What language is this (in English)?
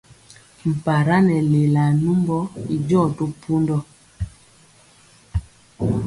Mpiemo